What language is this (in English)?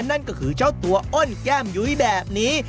Thai